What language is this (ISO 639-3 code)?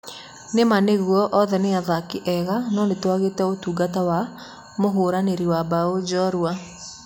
kik